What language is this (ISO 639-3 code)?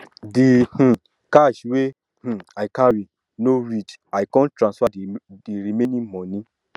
pcm